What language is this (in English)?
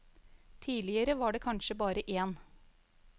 Norwegian